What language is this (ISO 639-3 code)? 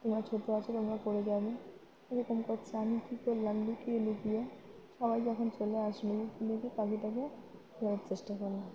ben